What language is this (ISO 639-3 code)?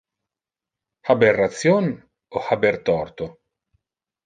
ina